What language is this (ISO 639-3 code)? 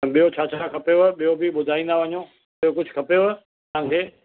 snd